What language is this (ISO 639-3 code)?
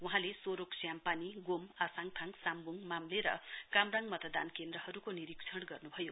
nep